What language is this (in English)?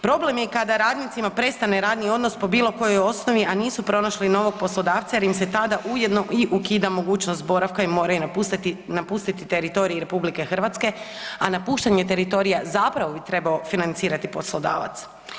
Croatian